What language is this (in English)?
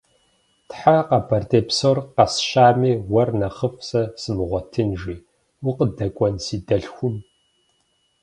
Kabardian